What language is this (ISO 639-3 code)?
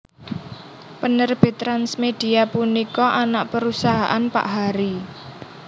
jav